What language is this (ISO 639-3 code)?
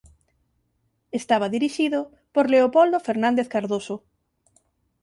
glg